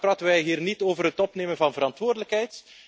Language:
Dutch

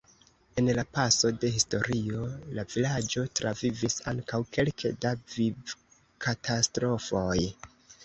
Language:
Esperanto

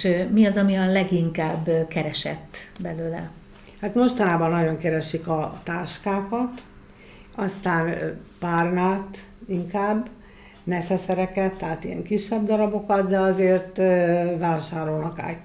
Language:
Hungarian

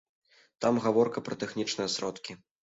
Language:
Belarusian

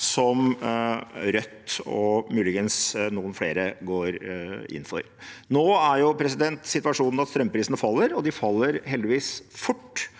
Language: Norwegian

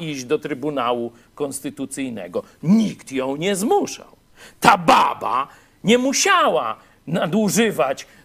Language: Polish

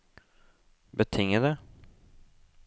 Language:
Norwegian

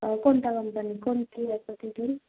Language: Marathi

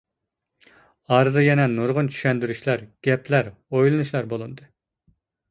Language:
Uyghur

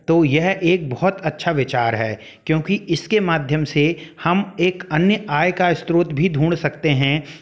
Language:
Hindi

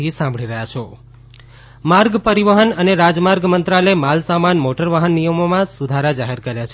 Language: Gujarati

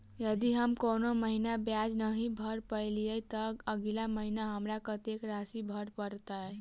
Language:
Maithili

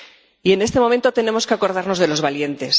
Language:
Spanish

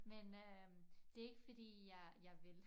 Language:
Danish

